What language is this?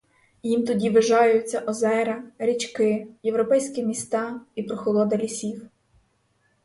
Ukrainian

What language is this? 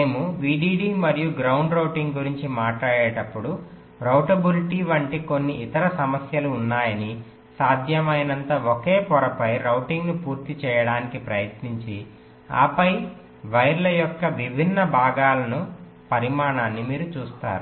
Telugu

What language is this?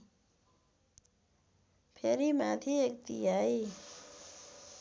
Nepali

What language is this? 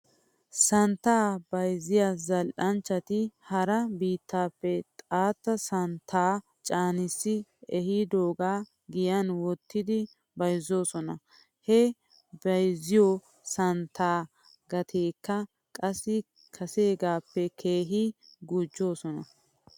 Wolaytta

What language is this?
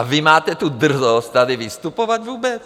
Czech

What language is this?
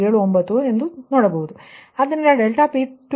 Kannada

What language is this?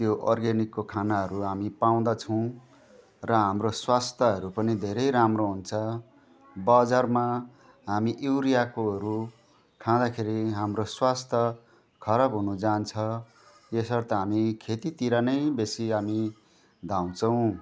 Nepali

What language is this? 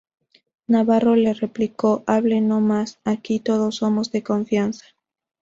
Spanish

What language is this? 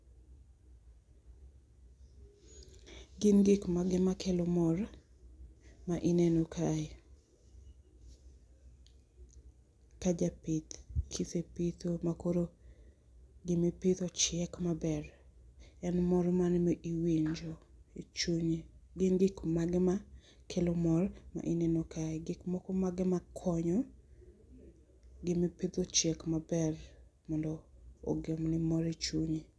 Luo (Kenya and Tanzania)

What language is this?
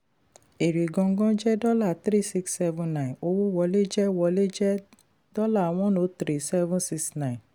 Yoruba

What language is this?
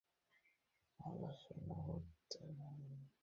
Bangla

